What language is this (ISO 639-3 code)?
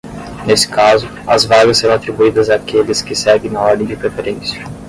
por